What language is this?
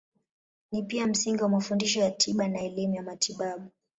Swahili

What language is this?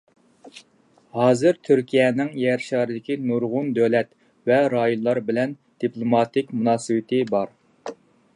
Uyghur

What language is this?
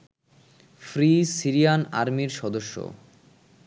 Bangla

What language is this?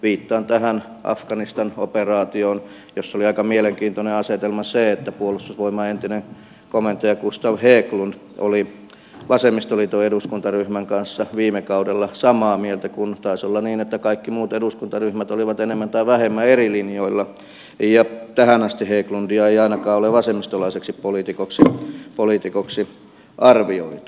Finnish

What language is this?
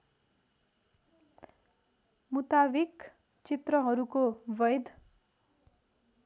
Nepali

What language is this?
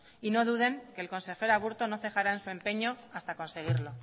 Spanish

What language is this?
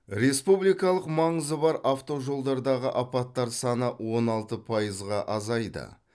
Kazakh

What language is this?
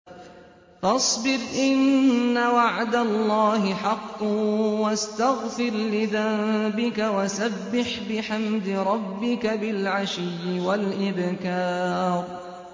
Arabic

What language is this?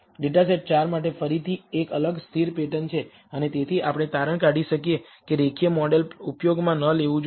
Gujarati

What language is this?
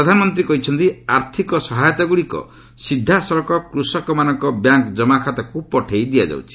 Odia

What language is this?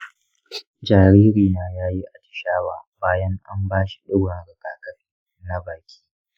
Hausa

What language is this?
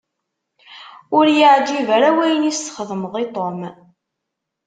Kabyle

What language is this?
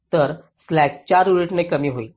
Marathi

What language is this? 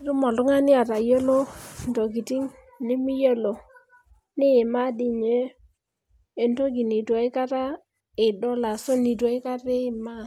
Masai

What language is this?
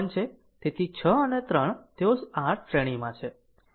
Gujarati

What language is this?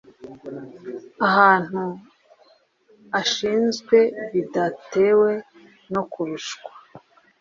Kinyarwanda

